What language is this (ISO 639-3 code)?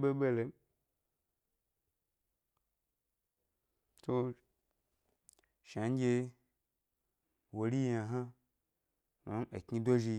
gby